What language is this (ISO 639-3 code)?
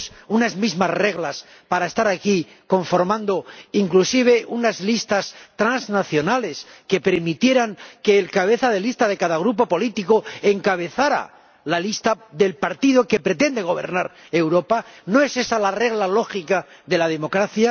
spa